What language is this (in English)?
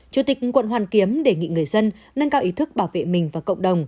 Vietnamese